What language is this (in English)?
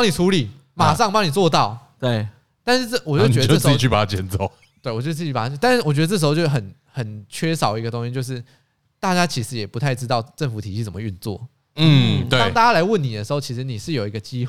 Chinese